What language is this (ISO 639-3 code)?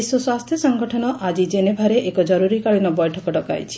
ori